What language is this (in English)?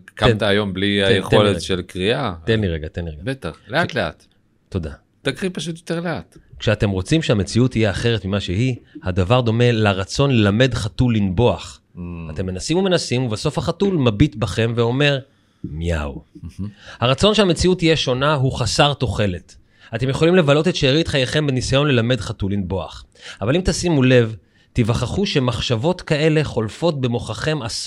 Hebrew